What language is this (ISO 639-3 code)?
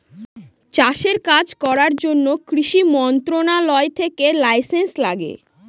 ben